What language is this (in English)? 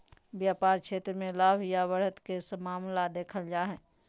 Magahi